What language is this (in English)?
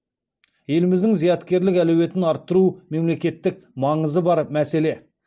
Kazakh